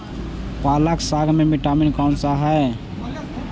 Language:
Magahi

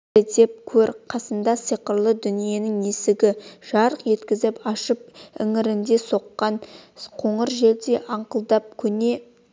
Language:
Kazakh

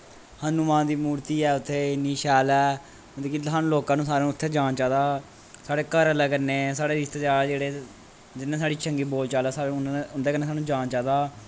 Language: Dogri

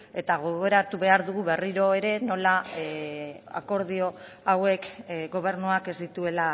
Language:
Basque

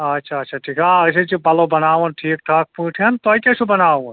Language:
Kashmiri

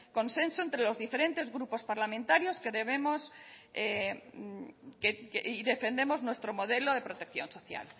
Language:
Spanish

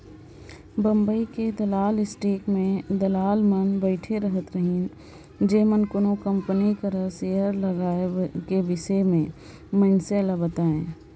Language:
Chhattisgarhi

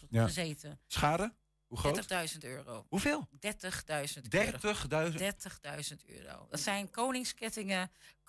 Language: Dutch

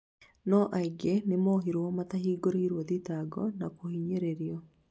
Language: Kikuyu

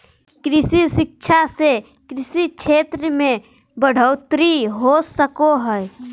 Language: Magahi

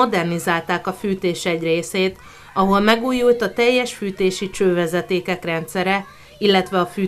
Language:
Hungarian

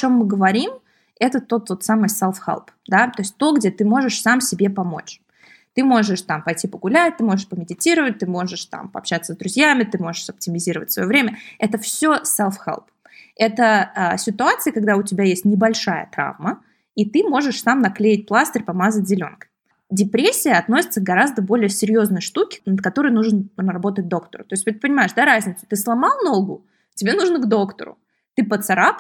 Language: Russian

